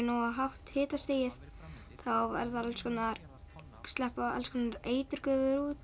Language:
Icelandic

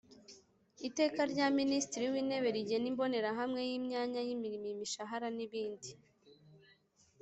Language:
Kinyarwanda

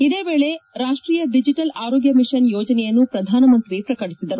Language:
Kannada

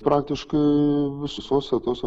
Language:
Lithuanian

